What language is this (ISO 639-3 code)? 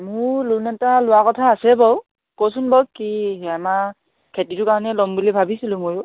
asm